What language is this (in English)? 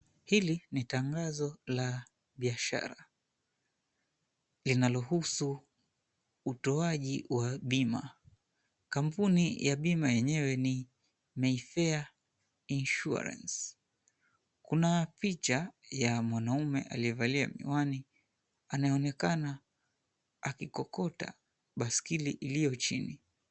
Swahili